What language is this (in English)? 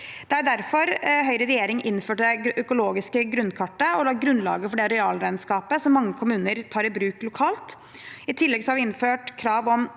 Norwegian